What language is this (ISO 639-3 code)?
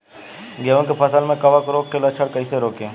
bho